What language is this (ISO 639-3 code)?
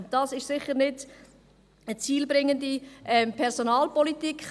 gsw